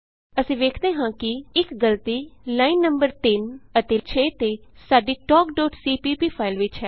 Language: Punjabi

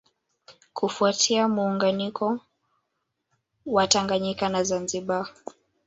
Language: Swahili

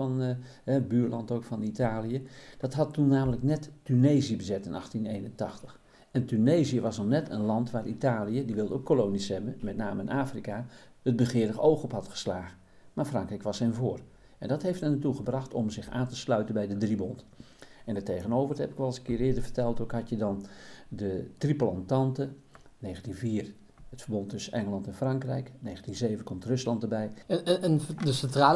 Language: Dutch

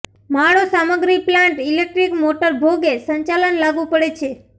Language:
Gujarati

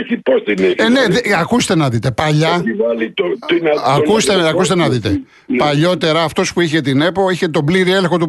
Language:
Greek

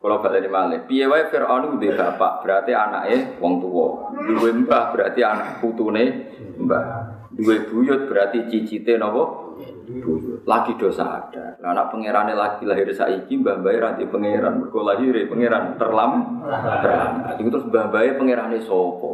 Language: Indonesian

